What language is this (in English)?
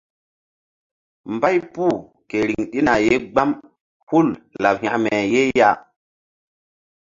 Mbum